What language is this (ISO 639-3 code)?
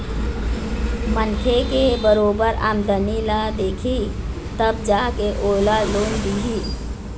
hne